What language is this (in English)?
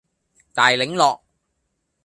Cantonese